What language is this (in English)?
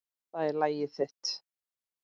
Icelandic